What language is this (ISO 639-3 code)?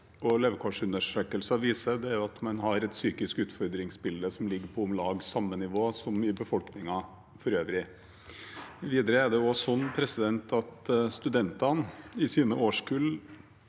nor